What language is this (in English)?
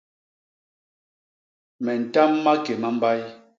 Basaa